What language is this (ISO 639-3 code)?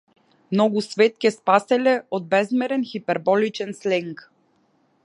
mkd